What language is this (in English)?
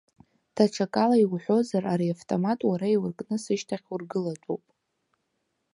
Abkhazian